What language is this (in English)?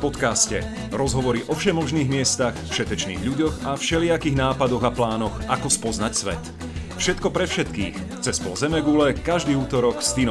Slovak